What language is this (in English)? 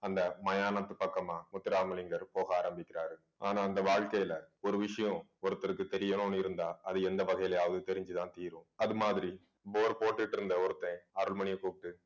Tamil